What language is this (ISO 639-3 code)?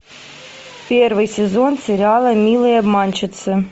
rus